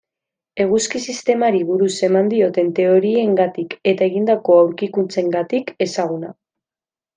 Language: Basque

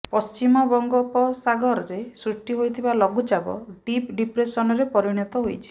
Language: Odia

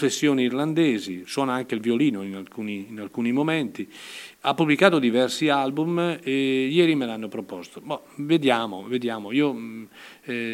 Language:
Italian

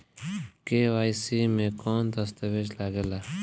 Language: Bhojpuri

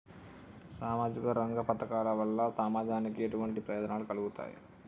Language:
Telugu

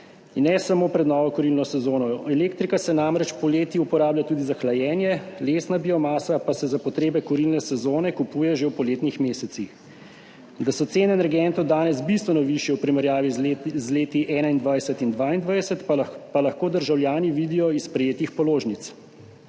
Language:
Slovenian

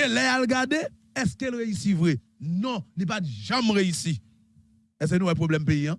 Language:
French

